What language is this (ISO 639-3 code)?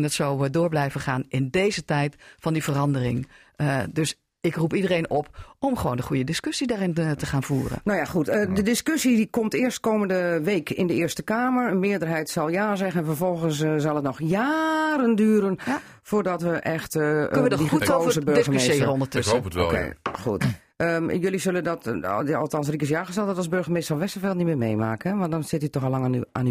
nld